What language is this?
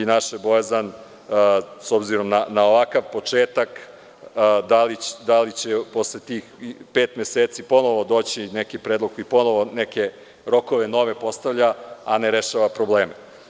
Serbian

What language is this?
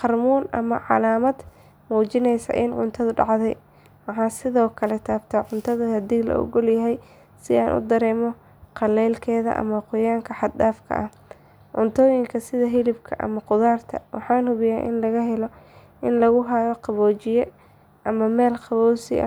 Somali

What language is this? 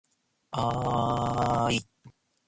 Japanese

